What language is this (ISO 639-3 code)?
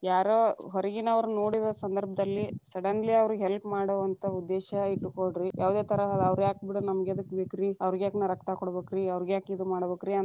kan